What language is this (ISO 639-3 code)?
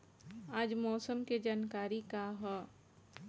bho